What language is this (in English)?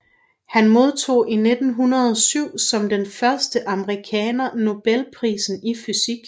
Danish